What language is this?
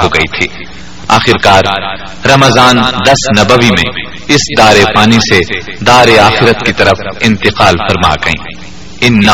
Urdu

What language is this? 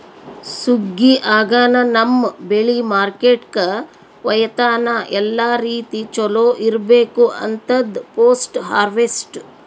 Kannada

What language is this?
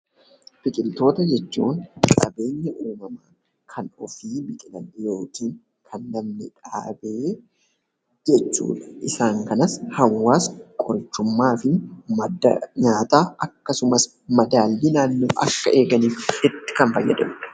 Oromo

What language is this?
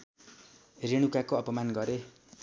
Nepali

